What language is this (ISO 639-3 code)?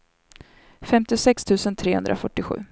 swe